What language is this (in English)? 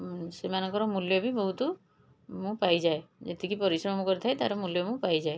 Odia